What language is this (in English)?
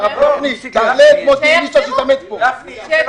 Hebrew